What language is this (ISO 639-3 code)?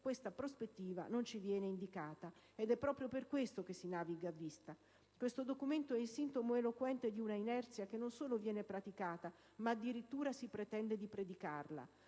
ita